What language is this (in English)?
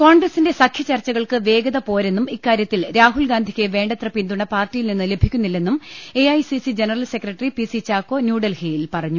Malayalam